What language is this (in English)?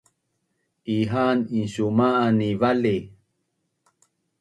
Bunun